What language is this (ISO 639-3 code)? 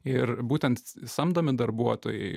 lit